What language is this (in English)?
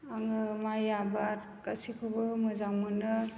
Bodo